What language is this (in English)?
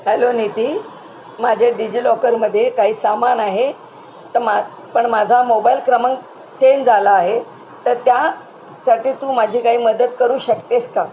Marathi